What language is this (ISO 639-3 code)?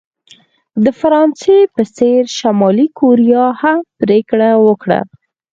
pus